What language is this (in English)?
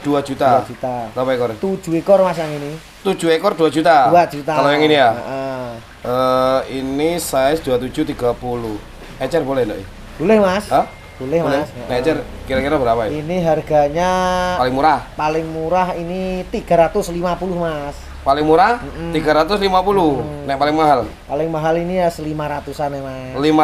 Indonesian